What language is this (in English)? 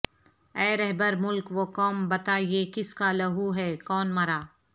Urdu